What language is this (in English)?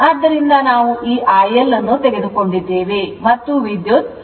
Kannada